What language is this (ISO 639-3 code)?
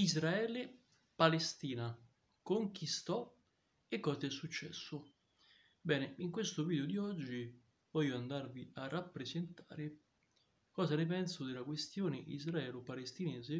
ita